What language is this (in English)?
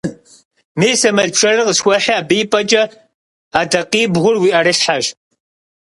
Kabardian